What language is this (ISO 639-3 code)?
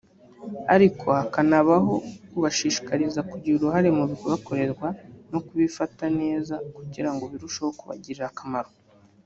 kin